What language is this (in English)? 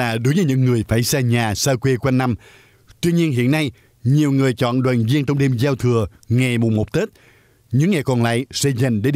Vietnamese